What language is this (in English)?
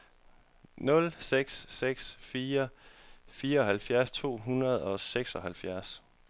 Danish